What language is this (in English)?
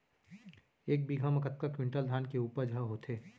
Chhattisgarhi